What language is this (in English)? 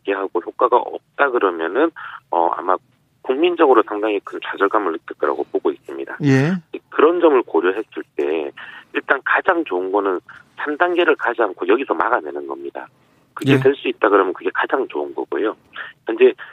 Korean